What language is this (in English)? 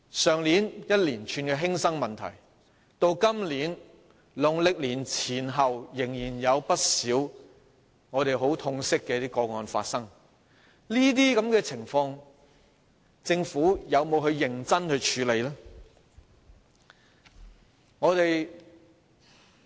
Cantonese